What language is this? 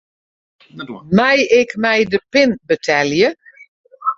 Western Frisian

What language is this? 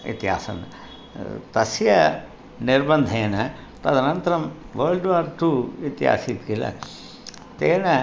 Sanskrit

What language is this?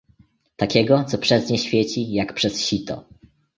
Polish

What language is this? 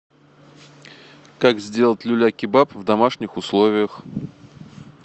Russian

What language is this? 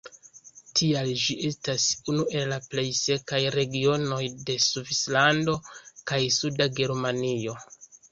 Esperanto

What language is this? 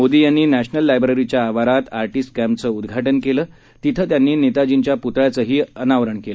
Marathi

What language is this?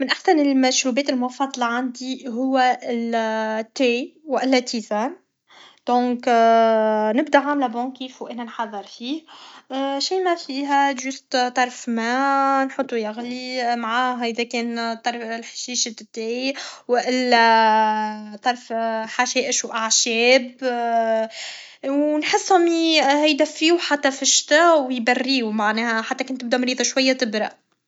Tunisian Arabic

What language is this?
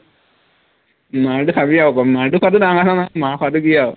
Assamese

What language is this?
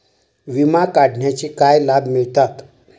Marathi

